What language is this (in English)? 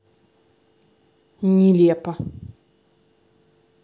Russian